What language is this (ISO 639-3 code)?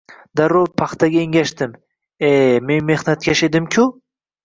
uzb